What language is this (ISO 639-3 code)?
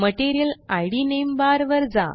mar